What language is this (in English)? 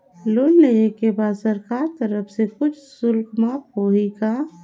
Chhattisgarhi